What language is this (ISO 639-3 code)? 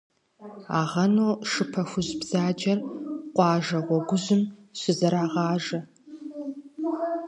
kbd